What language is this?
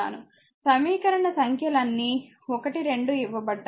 Telugu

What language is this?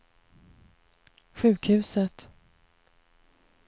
Swedish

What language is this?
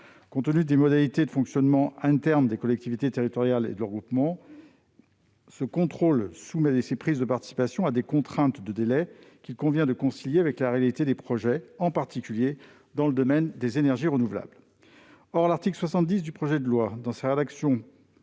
French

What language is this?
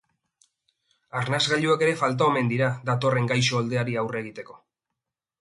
Basque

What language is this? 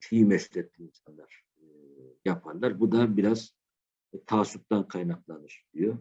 Turkish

